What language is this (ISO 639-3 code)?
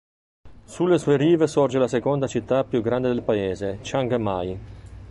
ita